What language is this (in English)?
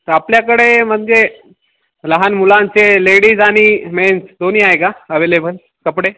Marathi